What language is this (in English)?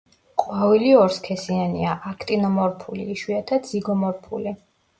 Georgian